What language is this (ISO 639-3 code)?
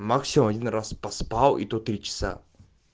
rus